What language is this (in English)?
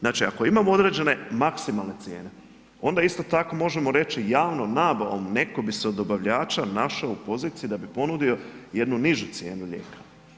Croatian